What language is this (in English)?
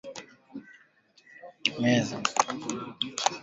Swahili